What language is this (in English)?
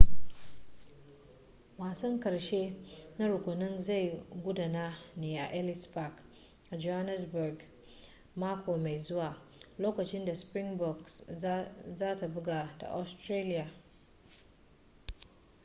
Hausa